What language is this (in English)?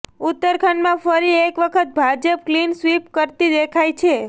Gujarati